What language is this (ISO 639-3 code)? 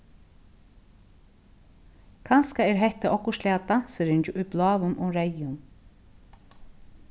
fao